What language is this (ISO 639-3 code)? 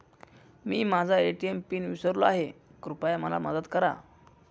mar